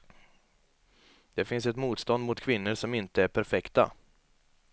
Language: Swedish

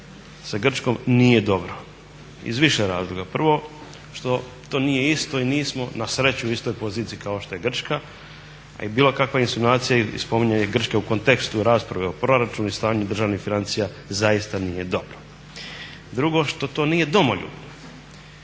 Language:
Croatian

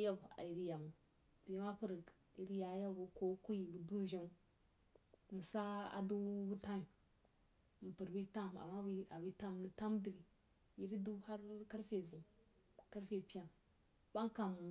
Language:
Jiba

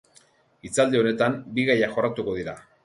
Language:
Basque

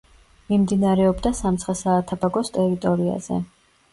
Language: Georgian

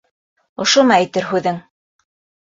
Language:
Bashkir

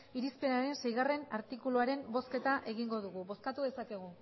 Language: Basque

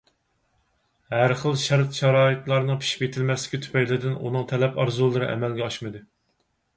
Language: Uyghur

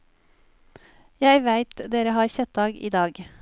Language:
Norwegian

